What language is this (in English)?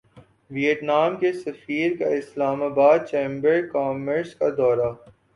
Urdu